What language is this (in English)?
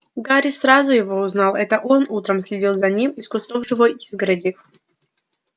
Russian